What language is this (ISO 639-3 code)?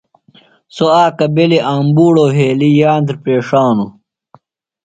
phl